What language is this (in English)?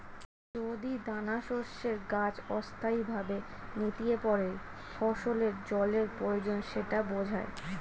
Bangla